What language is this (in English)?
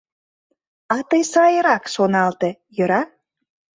Mari